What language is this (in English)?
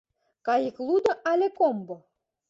Mari